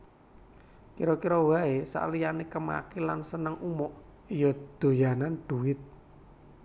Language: Javanese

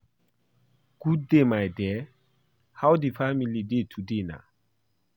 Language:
Nigerian Pidgin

